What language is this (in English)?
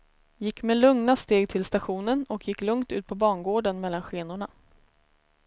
Swedish